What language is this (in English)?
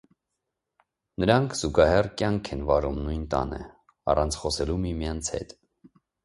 Armenian